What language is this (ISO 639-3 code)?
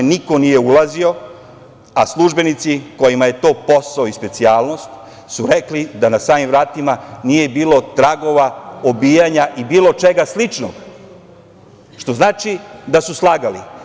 srp